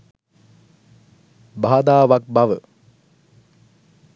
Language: Sinhala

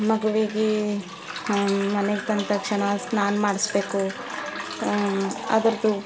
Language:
Kannada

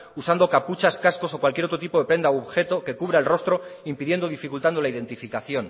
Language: Spanish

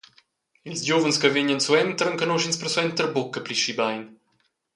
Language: Romansh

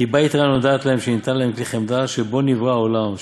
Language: Hebrew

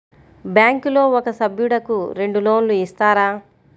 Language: Telugu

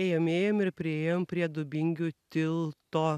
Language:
Lithuanian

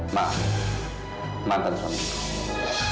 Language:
Indonesian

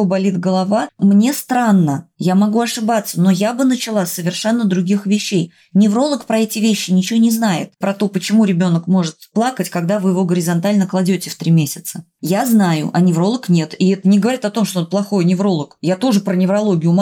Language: Russian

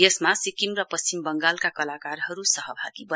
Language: Nepali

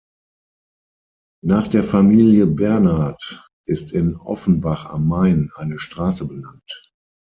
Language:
German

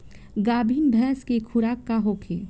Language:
Bhojpuri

